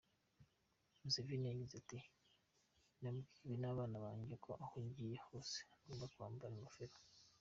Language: Kinyarwanda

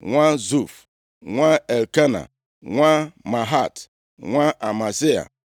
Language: Igbo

